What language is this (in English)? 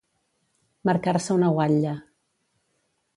Catalan